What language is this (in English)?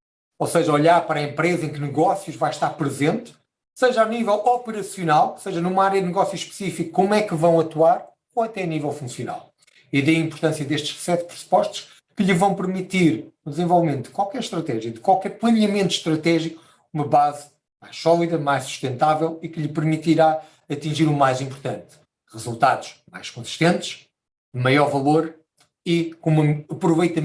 Portuguese